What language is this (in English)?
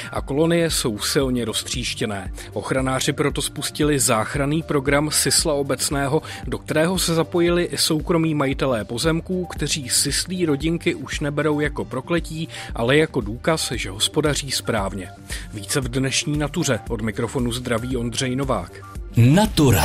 Czech